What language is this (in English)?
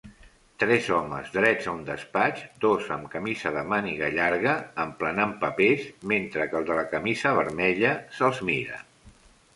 Catalan